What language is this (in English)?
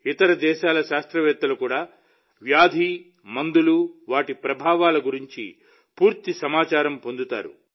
Telugu